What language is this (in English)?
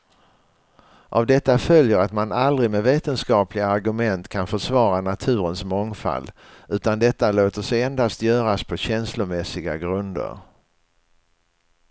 Swedish